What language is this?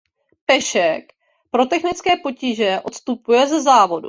Czech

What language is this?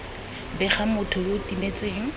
Tswana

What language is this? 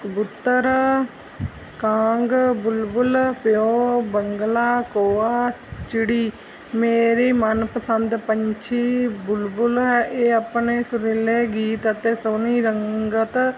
Punjabi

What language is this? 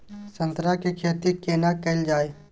Maithili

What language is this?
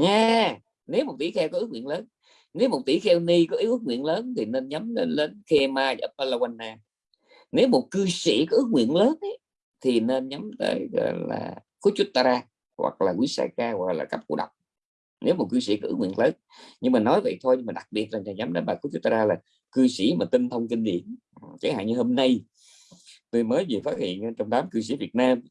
Vietnamese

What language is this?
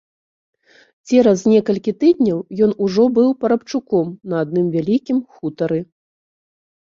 Belarusian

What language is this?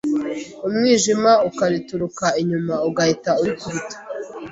Kinyarwanda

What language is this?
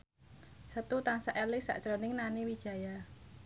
Javanese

